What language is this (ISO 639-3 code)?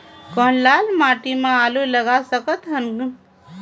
hne